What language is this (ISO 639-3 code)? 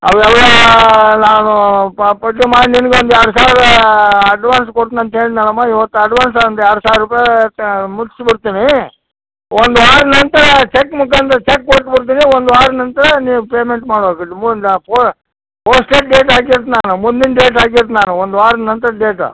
kan